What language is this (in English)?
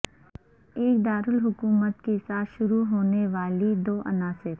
Urdu